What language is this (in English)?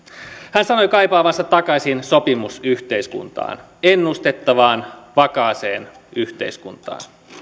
Finnish